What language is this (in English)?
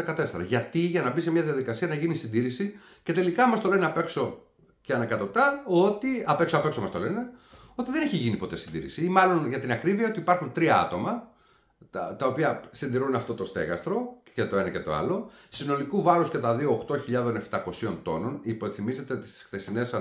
Greek